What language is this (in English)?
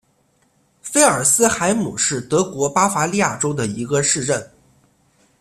Chinese